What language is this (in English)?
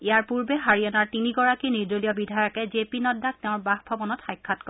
Assamese